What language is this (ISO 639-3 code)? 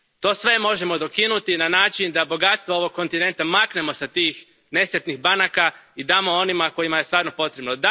hrv